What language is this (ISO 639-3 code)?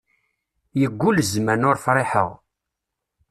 kab